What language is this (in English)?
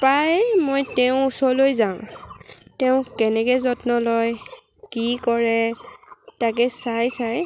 Assamese